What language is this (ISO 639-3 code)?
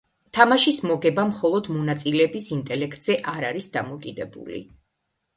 kat